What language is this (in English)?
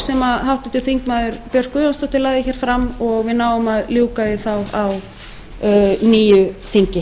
Icelandic